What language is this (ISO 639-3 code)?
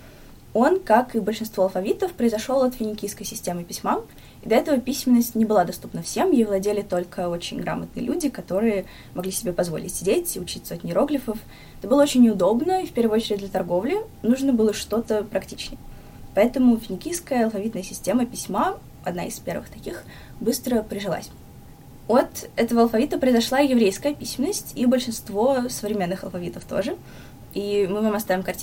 rus